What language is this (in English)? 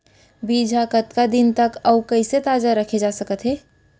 Chhattisgarhi